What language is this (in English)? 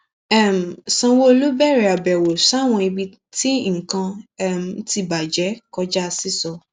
Yoruba